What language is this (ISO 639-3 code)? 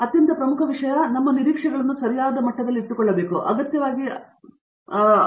kan